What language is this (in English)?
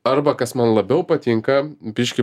Lithuanian